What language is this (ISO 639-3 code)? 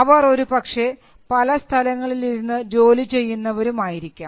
mal